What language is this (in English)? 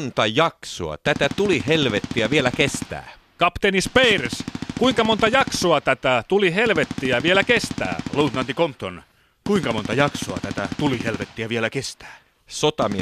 Finnish